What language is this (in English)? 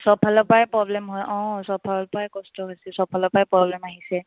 Assamese